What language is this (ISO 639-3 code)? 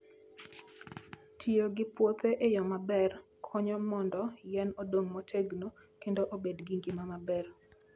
luo